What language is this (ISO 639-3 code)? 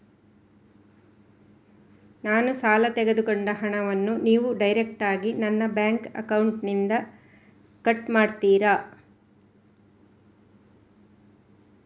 kan